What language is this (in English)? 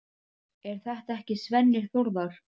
Icelandic